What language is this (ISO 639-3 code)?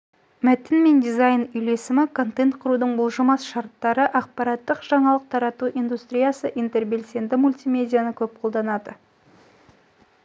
kaz